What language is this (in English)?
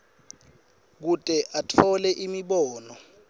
Swati